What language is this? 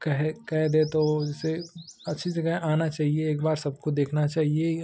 Hindi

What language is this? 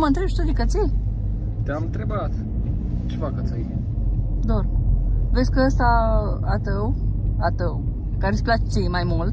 Romanian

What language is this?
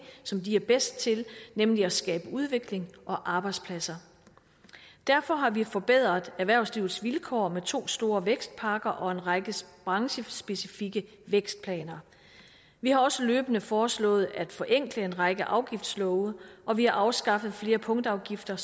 Danish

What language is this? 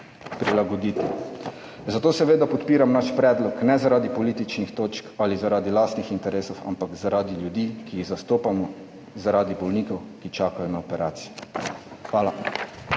Slovenian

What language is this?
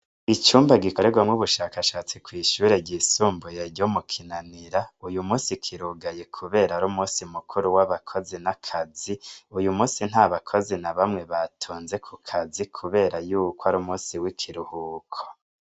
Rundi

